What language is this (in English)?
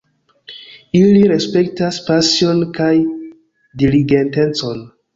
Esperanto